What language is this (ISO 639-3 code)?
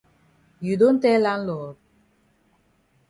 wes